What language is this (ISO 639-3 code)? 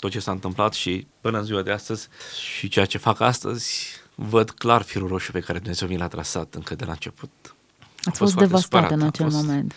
ron